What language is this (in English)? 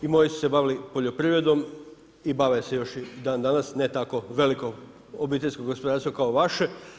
Croatian